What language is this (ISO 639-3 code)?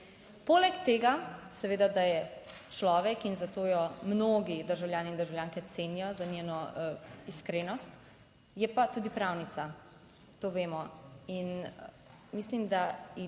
slv